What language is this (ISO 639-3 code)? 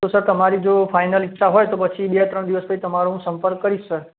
guj